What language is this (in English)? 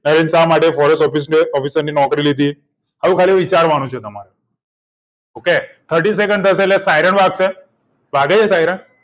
Gujarati